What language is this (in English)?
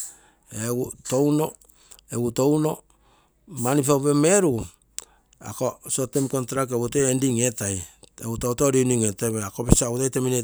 Terei